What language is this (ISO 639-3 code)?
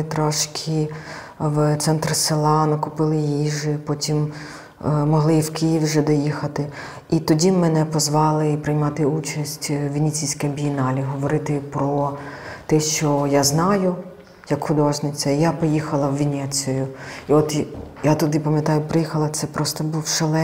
ukr